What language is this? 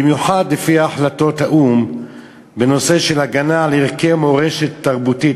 Hebrew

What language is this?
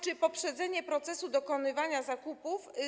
Polish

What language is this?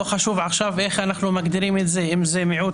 Hebrew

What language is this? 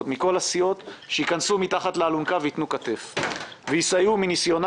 Hebrew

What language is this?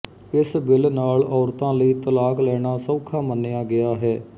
Punjabi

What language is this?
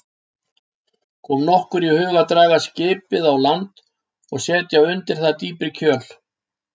Icelandic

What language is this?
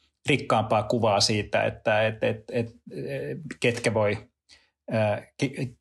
Finnish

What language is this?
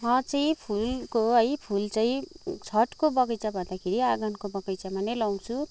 Nepali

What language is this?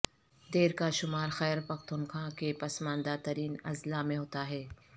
Urdu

